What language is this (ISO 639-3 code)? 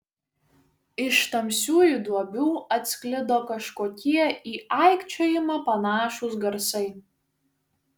lit